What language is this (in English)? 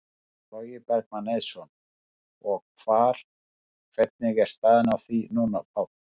Icelandic